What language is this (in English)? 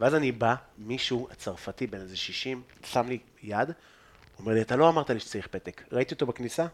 Hebrew